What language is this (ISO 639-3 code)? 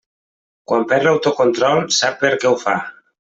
cat